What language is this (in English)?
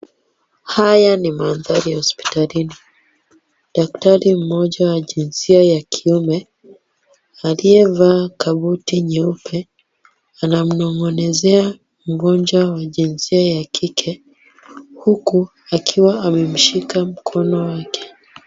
Swahili